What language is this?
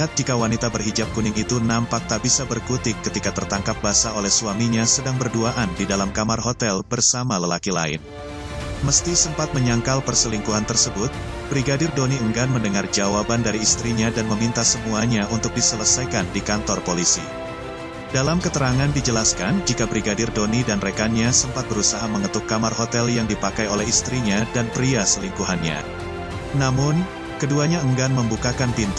Indonesian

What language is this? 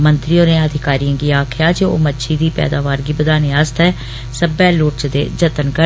Dogri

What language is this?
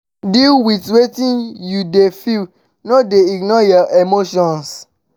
Nigerian Pidgin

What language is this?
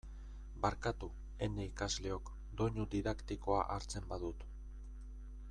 Basque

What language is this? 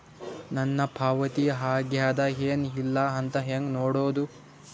Kannada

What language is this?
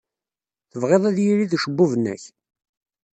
Kabyle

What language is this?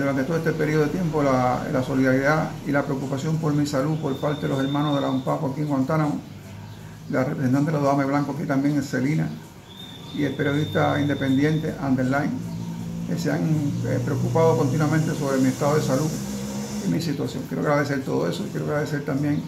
Spanish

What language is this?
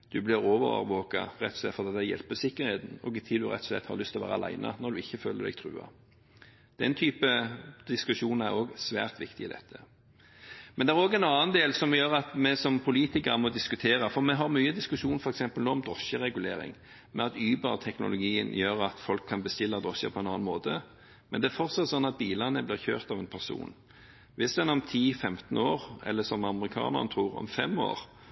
Norwegian Bokmål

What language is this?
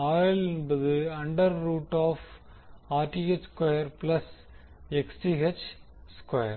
Tamil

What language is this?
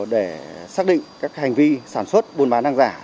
Vietnamese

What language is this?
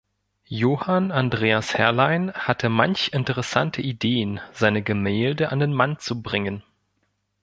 German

